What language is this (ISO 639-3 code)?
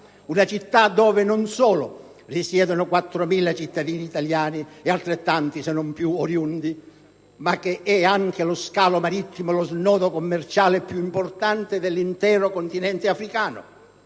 ita